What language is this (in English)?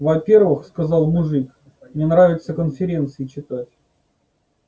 Russian